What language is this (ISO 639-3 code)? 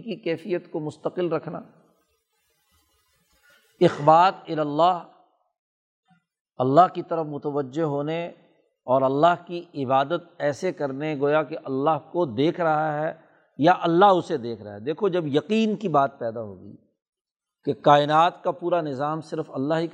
urd